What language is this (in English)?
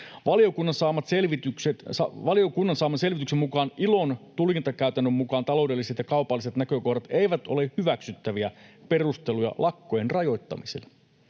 Finnish